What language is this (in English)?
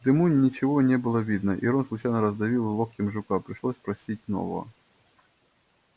Russian